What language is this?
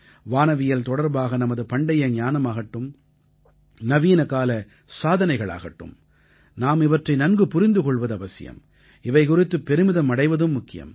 Tamil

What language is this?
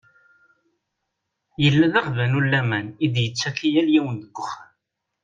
Kabyle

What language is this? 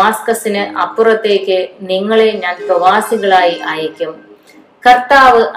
Malayalam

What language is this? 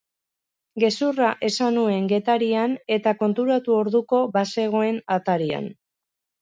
Basque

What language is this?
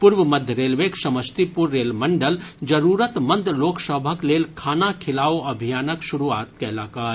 Maithili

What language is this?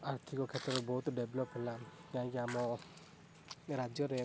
Odia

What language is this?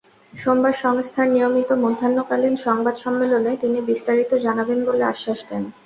Bangla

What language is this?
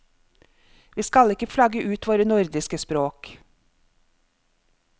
Norwegian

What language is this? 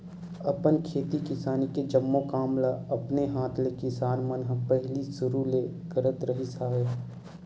Chhattisgarhi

